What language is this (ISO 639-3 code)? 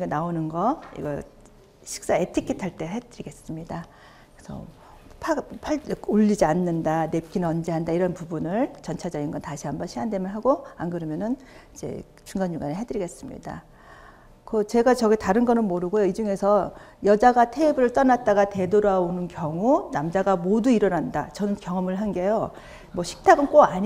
kor